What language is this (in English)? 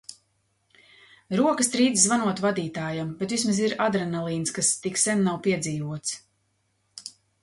Latvian